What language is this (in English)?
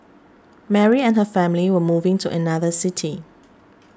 English